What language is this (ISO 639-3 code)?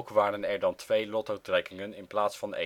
nld